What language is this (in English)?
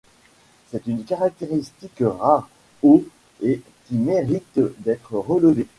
French